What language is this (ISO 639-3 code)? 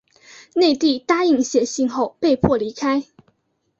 zho